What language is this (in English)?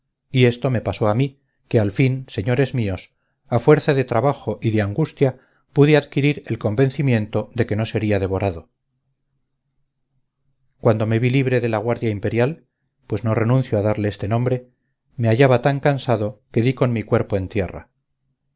Spanish